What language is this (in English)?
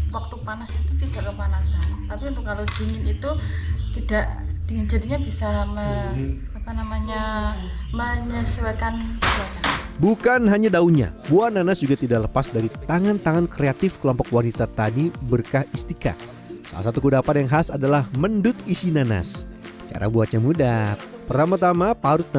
Indonesian